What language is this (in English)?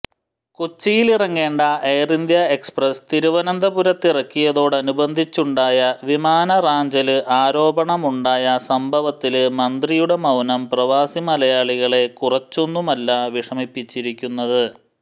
Malayalam